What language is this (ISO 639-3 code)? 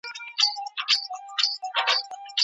pus